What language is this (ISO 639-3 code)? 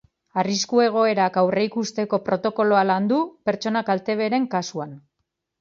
eus